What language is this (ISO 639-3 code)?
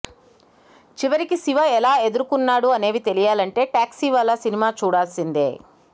tel